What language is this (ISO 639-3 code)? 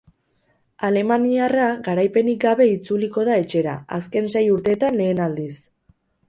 eus